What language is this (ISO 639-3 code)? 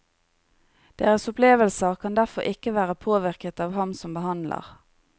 nor